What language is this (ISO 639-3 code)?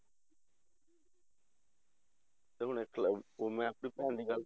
pan